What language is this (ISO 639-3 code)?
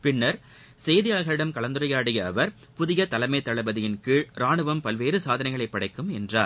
tam